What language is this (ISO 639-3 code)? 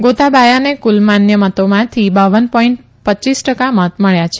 guj